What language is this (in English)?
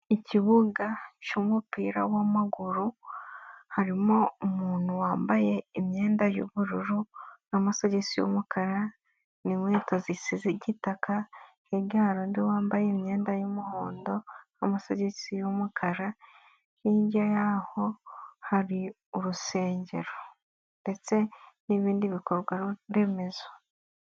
Kinyarwanda